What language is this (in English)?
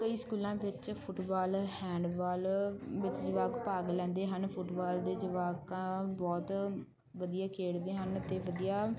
Punjabi